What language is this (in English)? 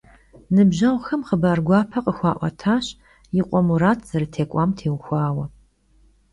Kabardian